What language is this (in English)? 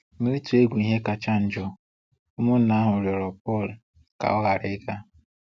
Igbo